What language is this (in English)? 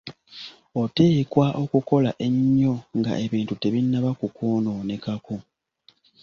Ganda